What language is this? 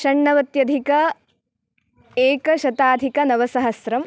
Sanskrit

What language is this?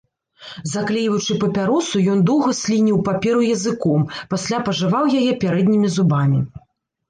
Belarusian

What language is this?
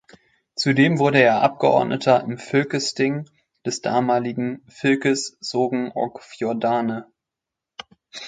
German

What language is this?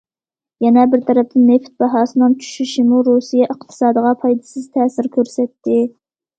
Uyghur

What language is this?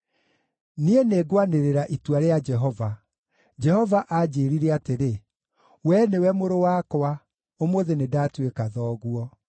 Kikuyu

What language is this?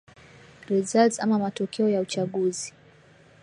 Swahili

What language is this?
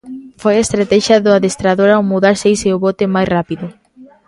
Galician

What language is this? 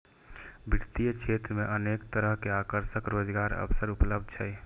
Maithili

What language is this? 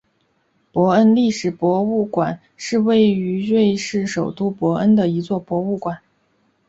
Chinese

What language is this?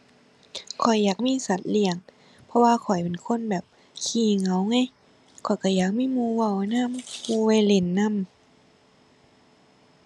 Thai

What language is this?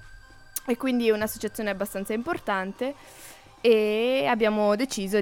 Italian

